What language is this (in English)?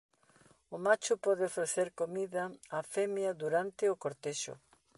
Galician